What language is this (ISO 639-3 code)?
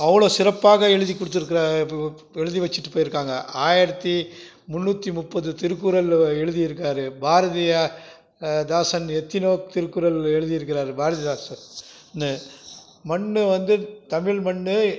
tam